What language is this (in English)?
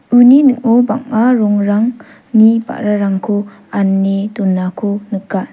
Garo